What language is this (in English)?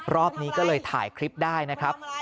Thai